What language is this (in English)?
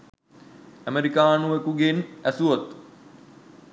Sinhala